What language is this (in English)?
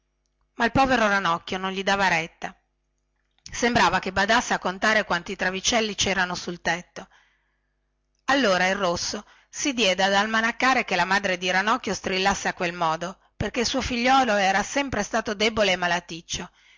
Italian